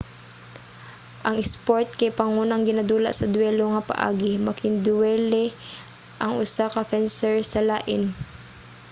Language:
Cebuano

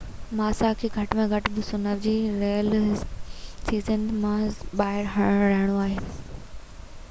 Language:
Sindhi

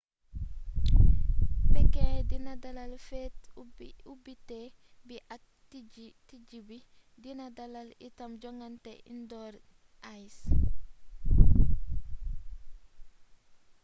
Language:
Wolof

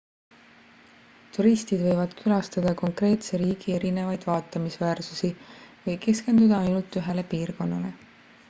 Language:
Estonian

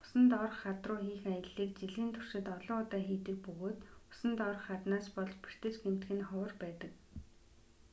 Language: Mongolian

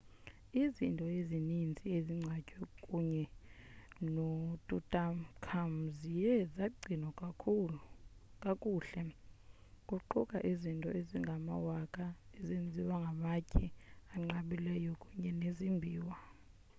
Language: Xhosa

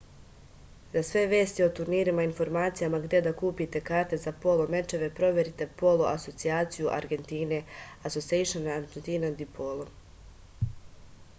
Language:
Serbian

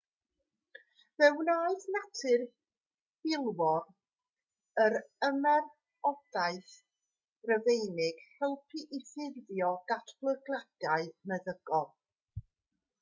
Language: Welsh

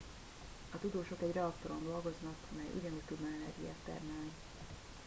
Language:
Hungarian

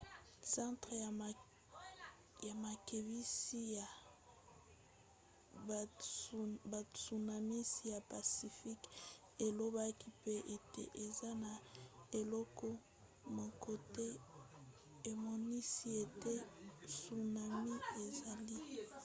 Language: Lingala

